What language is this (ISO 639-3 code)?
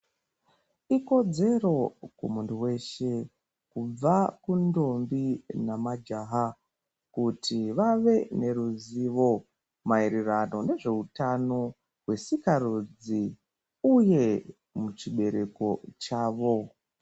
ndc